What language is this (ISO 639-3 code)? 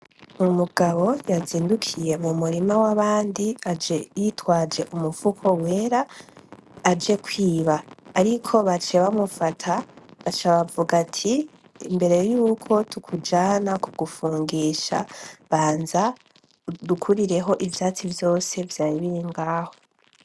run